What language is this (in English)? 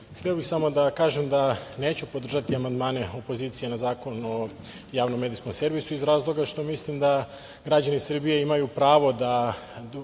Serbian